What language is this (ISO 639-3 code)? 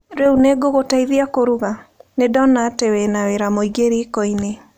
kik